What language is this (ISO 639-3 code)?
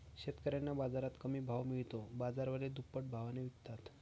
mar